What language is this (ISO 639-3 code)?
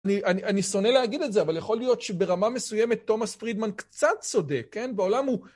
heb